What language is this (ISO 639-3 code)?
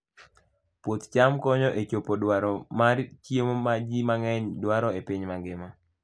luo